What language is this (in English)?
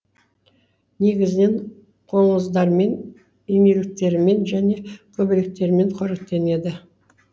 Kazakh